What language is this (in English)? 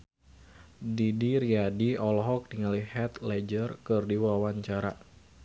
Sundanese